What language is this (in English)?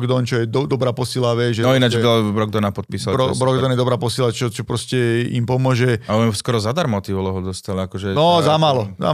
Slovak